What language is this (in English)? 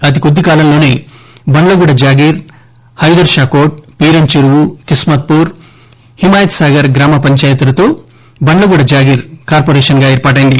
Telugu